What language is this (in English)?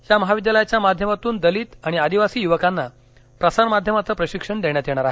Marathi